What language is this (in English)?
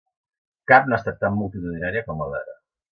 Catalan